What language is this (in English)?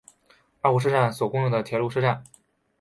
Chinese